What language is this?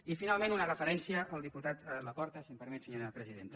Catalan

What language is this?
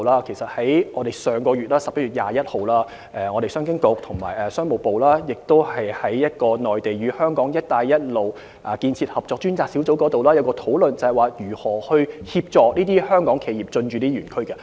Cantonese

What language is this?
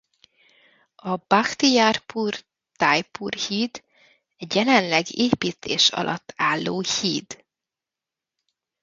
Hungarian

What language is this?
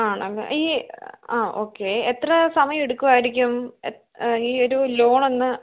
Malayalam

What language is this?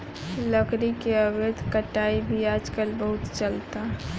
Bhojpuri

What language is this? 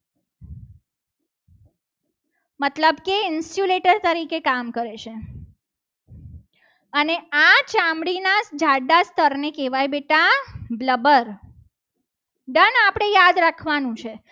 Gujarati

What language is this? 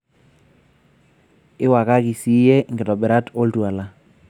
Masai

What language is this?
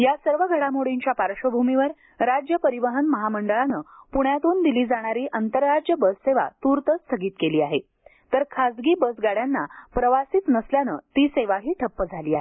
Marathi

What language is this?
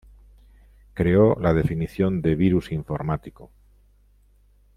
Spanish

